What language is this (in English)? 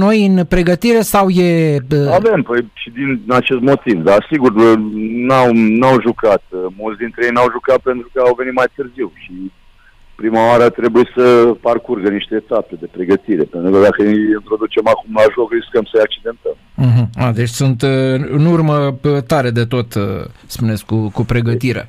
Romanian